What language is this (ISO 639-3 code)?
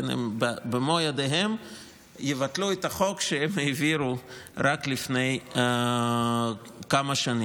heb